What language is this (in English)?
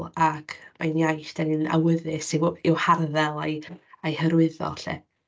Welsh